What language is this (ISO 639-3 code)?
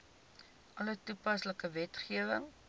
afr